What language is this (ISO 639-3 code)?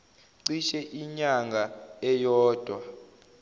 zul